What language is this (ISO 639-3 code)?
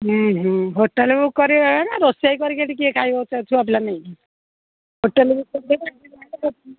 ori